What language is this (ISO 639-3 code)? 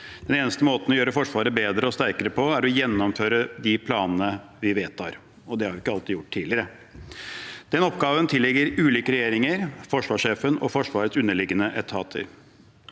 nor